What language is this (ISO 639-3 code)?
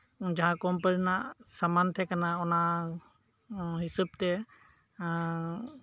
sat